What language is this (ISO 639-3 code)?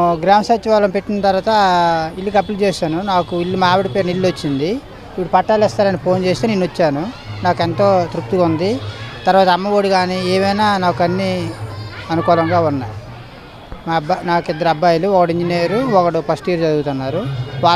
hin